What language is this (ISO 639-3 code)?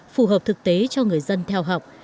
vie